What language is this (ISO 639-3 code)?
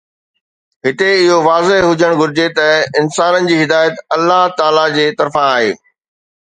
snd